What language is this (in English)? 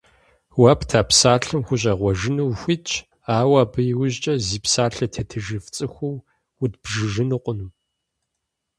Kabardian